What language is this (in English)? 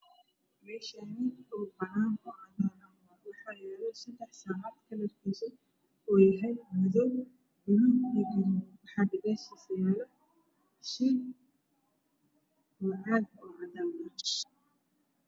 Somali